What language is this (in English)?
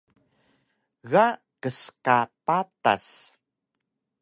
Taroko